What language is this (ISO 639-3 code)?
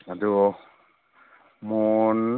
mni